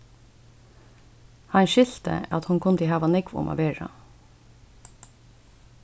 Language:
Faroese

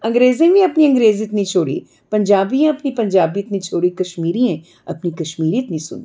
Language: Dogri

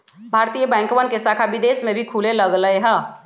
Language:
Magahi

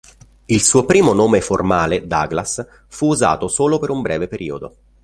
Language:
Italian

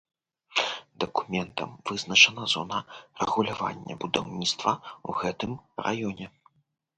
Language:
Belarusian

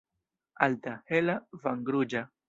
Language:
Esperanto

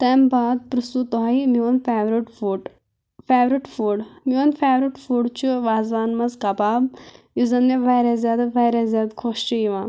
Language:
Kashmiri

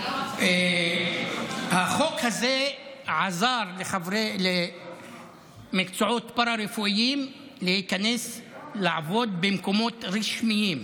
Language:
Hebrew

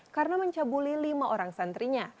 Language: Indonesian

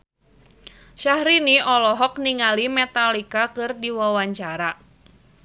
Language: Sundanese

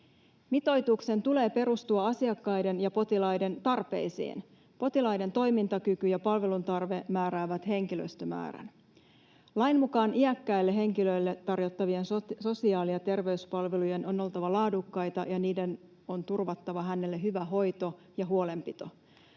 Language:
Finnish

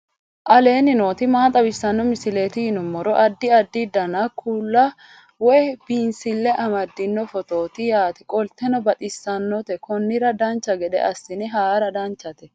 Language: Sidamo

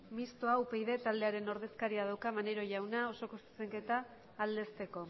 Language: Basque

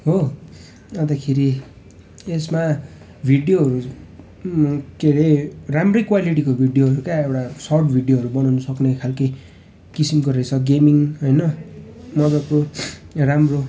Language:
Nepali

